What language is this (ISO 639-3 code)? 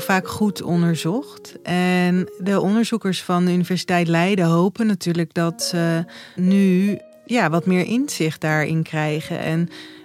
nld